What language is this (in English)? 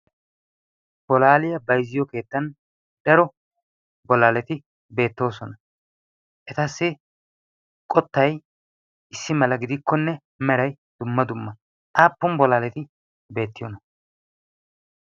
Wolaytta